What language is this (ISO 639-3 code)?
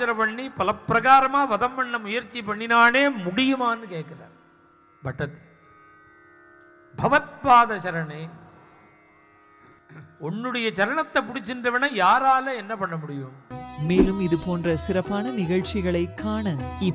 tam